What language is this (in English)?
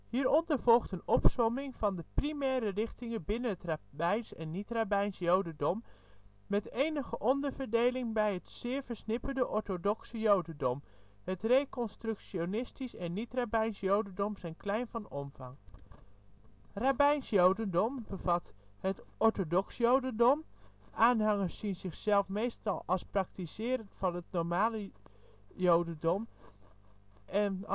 Dutch